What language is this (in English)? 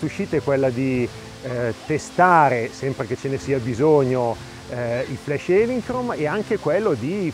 Italian